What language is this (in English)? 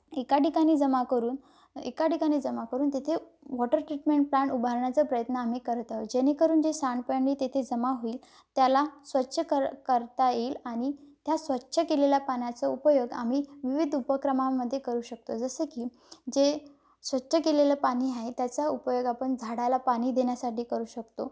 Marathi